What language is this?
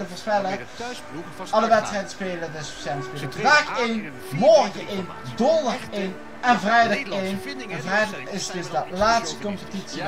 Dutch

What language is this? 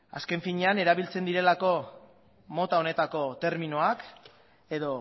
Basque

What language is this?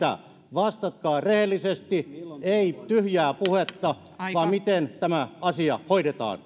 Finnish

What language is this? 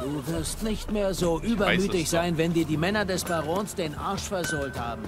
German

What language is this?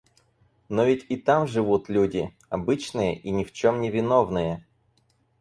Russian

